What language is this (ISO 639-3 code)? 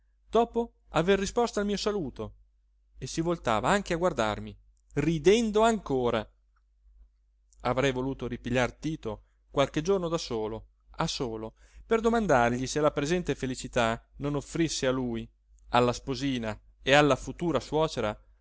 ita